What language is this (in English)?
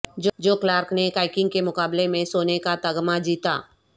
Urdu